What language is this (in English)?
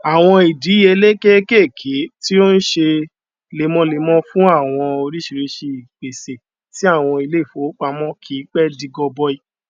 Yoruba